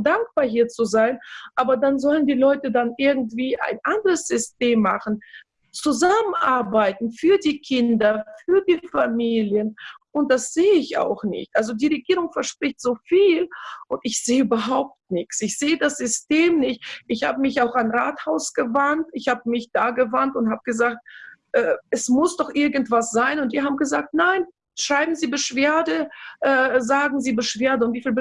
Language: German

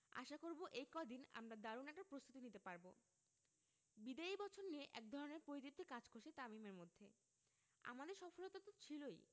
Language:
Bangla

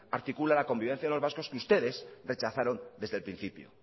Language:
Spanish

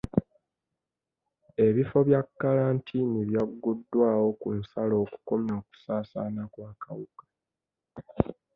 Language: Ganda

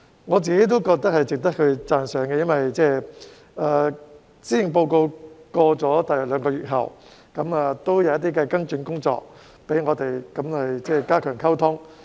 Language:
Cantonese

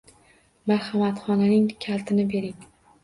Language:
Uzbek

